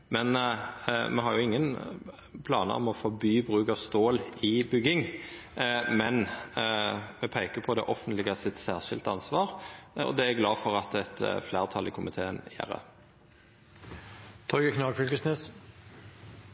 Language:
Norwegian Nynorsk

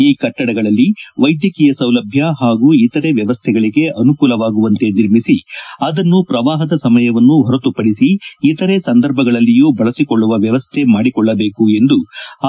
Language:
Kannada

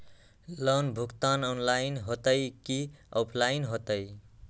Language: Magahi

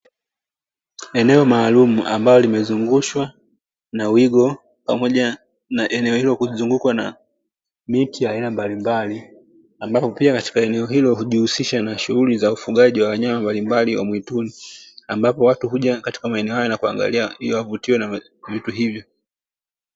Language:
Swahili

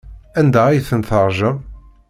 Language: Kabyle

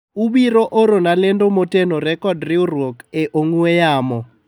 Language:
Luo (Kenya and Tanzania)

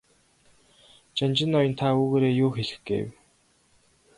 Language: Mongolian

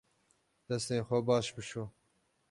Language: Kurdish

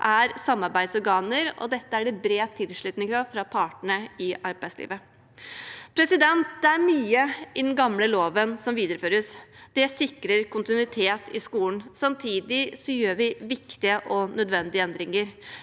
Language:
Norwegian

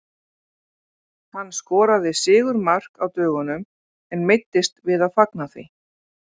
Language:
Icelandic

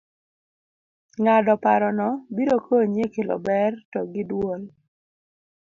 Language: Luo (Kenya and Tanzania)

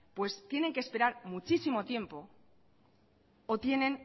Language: Spanish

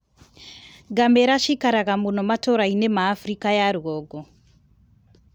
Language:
Kikuyu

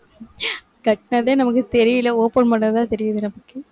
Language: Tamil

